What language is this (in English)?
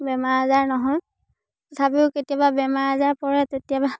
Assamese